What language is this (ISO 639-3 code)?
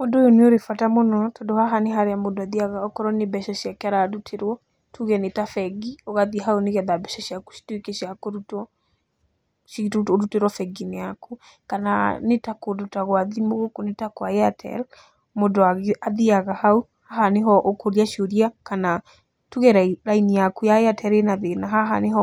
kik